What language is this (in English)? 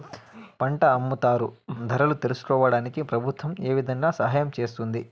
Telugu